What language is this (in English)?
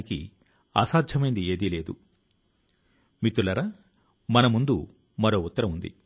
Telugu